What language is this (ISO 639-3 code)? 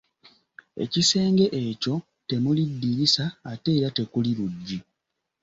lug